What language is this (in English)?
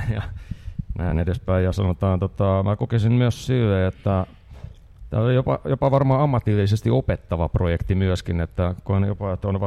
Finnish